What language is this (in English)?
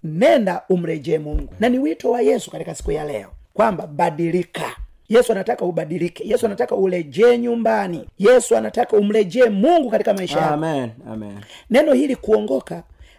Swahili